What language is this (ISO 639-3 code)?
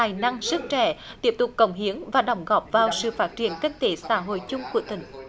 vie